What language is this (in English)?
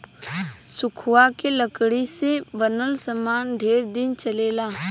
Bhojpuri